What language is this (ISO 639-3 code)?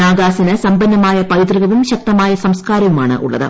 mal